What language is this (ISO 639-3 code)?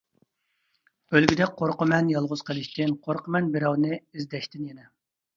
uig